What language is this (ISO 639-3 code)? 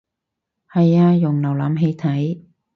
yue